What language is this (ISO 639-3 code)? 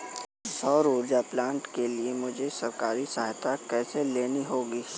hin